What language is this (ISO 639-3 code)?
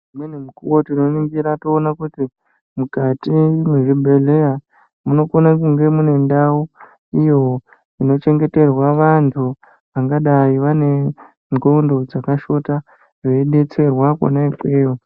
ndc